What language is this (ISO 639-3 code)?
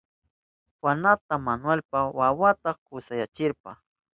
qup